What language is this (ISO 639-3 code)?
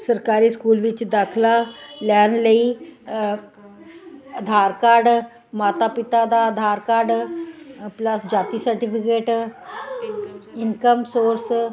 pan